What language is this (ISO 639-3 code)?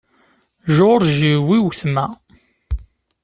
kab